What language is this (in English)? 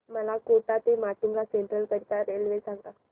Marathi